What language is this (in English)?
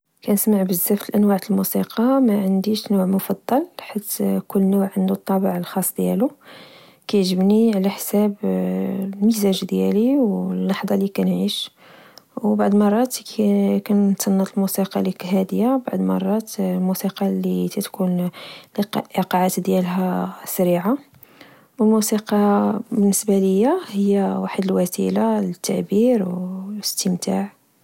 Moroccan Arabic